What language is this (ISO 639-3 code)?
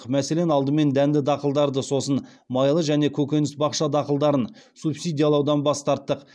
kaz